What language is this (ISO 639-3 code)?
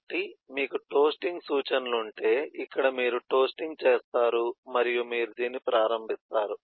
tel